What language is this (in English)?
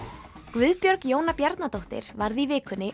Icelandic